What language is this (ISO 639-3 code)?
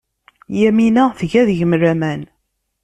kab